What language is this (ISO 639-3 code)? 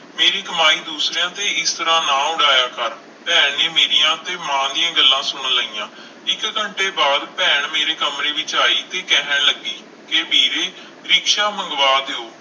pan